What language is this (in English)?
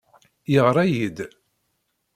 Kabyle